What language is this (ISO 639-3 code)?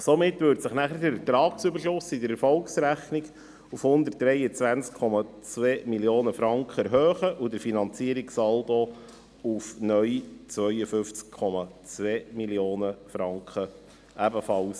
gsw